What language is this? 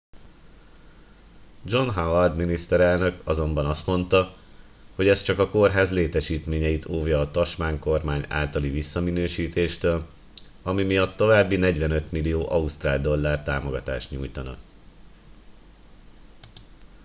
Hungarian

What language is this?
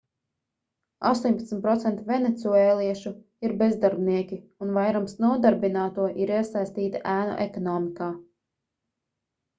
Latvian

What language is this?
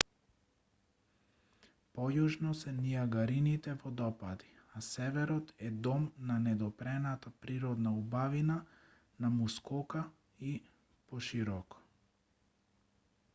Macedonian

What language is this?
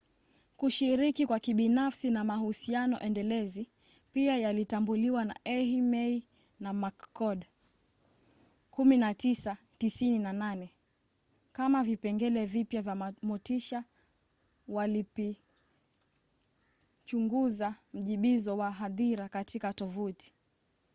Swahili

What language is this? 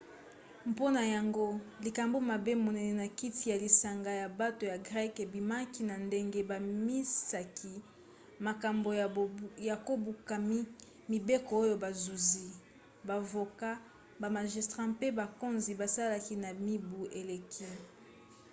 Lingala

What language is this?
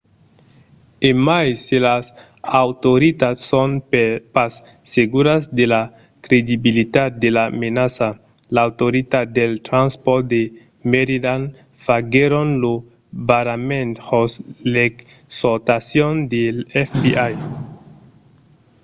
Occitan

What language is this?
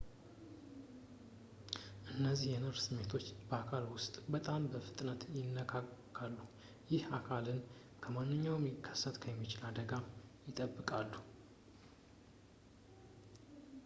Amharic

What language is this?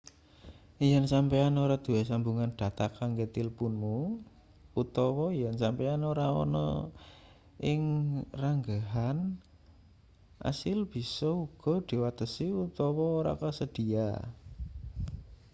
Javanese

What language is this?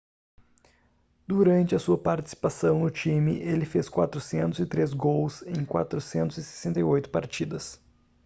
Portuguese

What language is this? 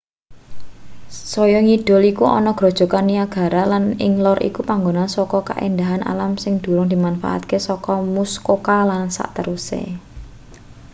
Javanese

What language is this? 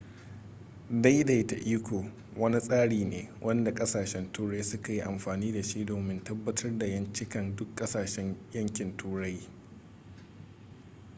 Hausa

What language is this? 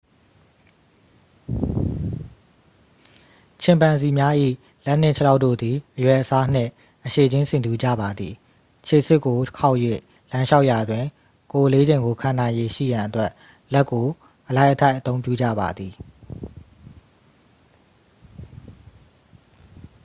Burmese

